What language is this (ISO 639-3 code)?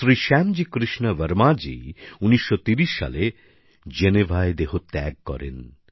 ben